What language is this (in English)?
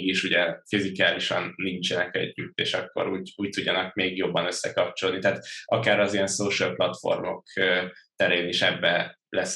Hungarian